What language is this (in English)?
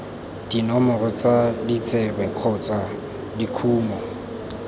Tswana